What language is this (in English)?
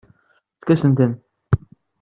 Kabyle